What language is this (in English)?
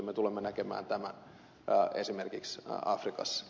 Finnish